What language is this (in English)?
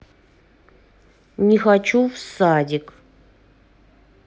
Russian